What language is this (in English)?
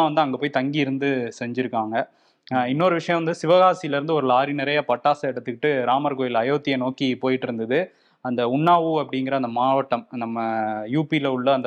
Tamil